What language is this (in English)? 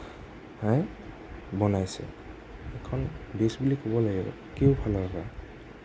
Assamese